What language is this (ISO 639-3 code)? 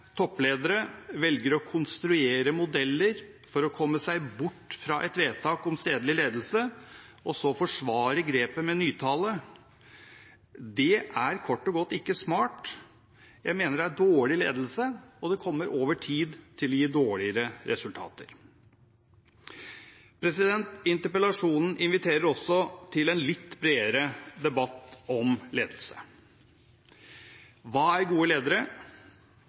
nob